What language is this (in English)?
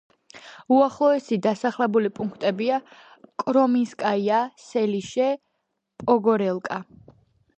Georgian